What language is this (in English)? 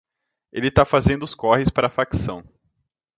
Portuguese